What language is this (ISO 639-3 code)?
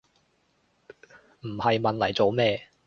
yue